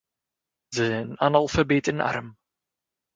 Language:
Dutch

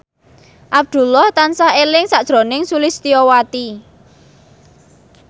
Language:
Javanese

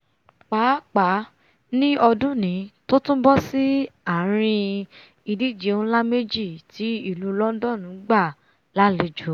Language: Yoruba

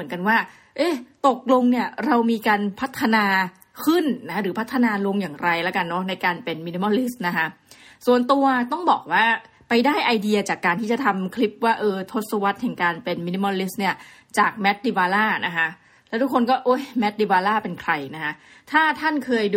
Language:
Thai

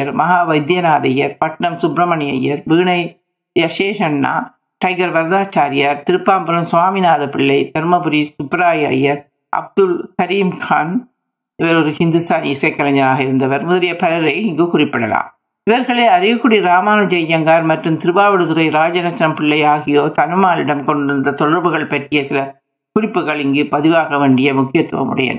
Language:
Tamil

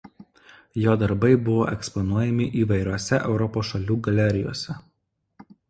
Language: Lithuanian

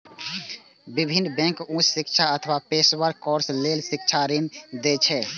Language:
Maithili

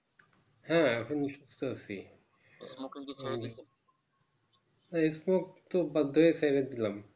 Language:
Bangla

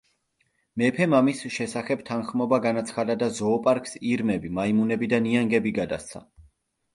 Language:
Georgian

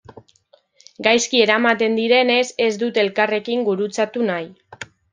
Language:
Basque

